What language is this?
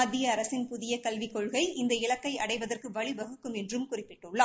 Tamil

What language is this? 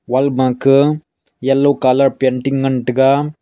Wancho Naga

